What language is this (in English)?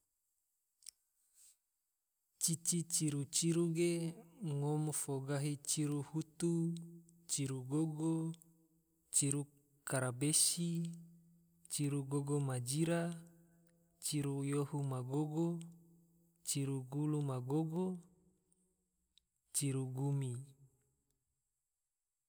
Tidore